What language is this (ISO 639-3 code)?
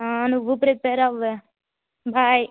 tel